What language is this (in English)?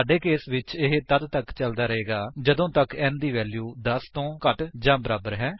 Punjabi